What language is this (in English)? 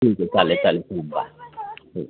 Marathi